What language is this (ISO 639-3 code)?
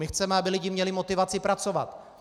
ces